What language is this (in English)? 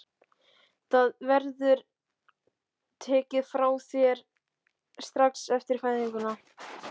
Icelandic